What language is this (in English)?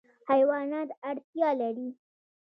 Pashto